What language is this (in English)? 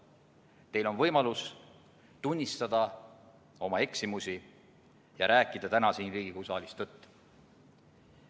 Estonian